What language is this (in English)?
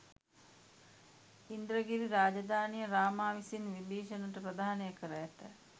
Sinhala